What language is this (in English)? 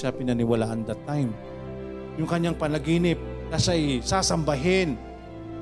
Filipino